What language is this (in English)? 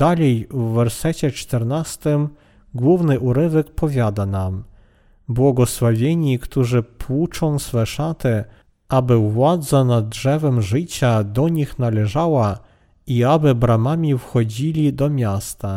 Polish